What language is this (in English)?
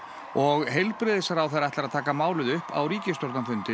Icelandic